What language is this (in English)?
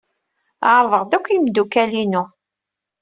Kabyle